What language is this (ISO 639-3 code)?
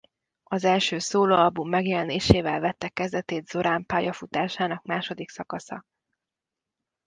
hun